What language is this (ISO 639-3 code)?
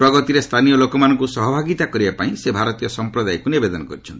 ori